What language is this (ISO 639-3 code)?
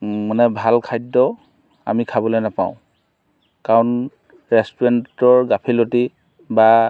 asm